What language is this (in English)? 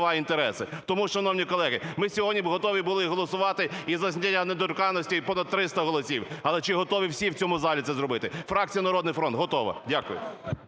Ukrainian